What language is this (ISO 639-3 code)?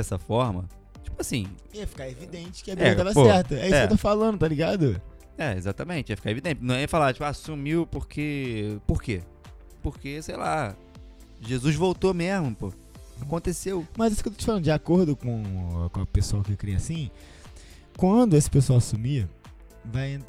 por